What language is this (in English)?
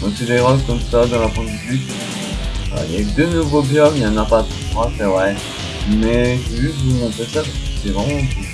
French